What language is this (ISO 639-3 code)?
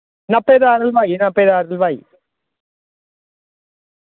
doi